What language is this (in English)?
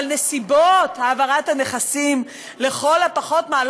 Hebrew